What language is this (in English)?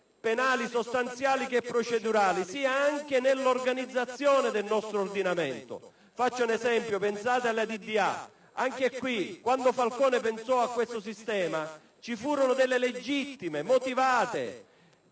Italian